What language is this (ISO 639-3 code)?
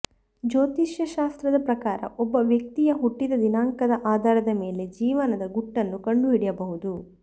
kan